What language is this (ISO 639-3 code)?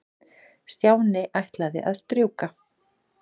isl